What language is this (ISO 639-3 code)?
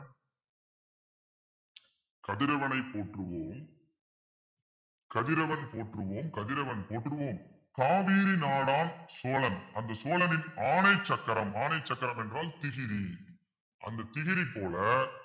tam